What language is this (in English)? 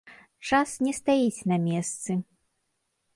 Belarusian